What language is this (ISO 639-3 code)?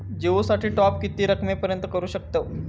mar